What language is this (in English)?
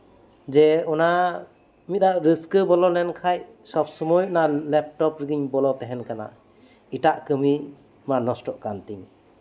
Santali